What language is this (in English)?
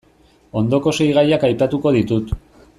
Basque